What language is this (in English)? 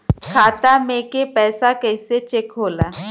Bhojpuri